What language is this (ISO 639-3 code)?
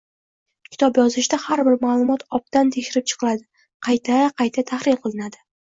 uzb